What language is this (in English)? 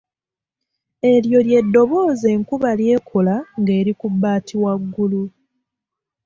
Ganda